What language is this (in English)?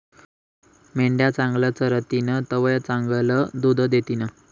Marathi